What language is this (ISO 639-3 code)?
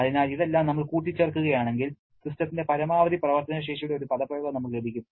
mal